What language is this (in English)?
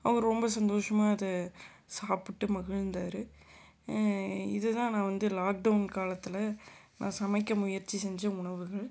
Tamil